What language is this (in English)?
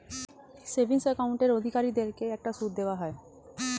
Bangla